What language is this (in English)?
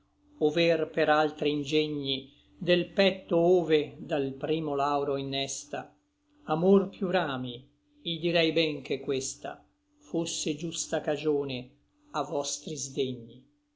Italian